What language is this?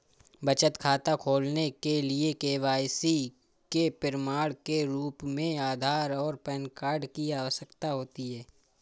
Hindi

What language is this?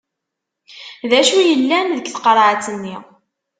Kabyle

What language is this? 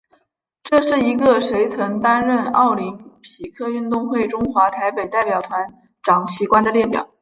Chinese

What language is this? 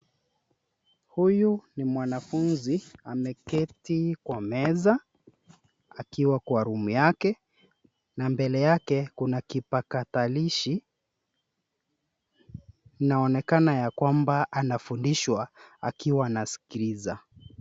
Swahili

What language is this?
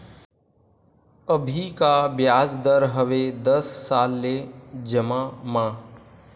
Chhattisgarhi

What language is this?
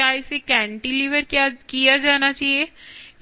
Hindi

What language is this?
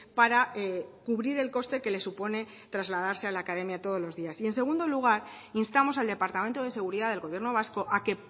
Spanish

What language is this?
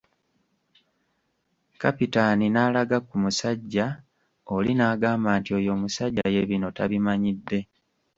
Ganda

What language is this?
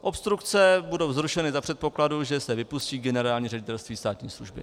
Czech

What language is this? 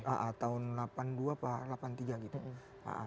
Indonesian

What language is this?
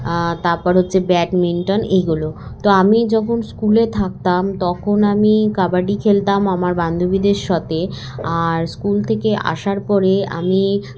Bangla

